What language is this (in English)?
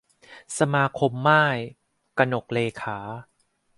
Thai